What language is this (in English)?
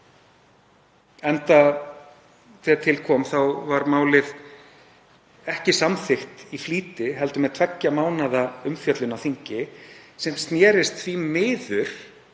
Icelandic